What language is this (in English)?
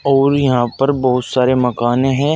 Hindi